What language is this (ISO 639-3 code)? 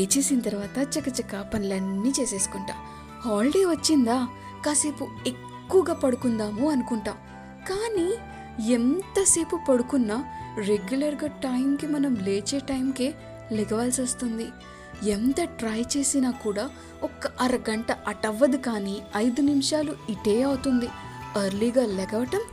tel